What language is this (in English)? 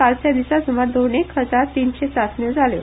Konkani